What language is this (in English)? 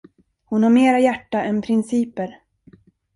Swedish